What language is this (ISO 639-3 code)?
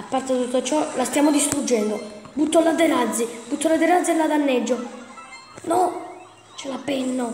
ita